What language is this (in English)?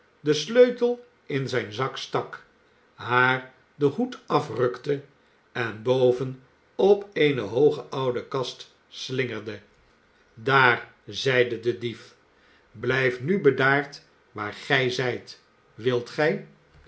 Dutch